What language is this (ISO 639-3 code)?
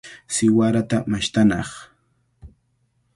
qvl